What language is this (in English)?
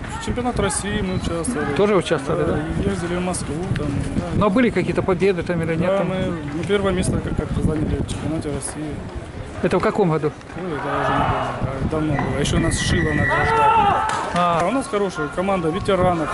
Russian